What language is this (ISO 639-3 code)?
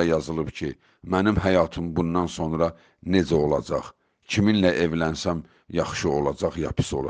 tur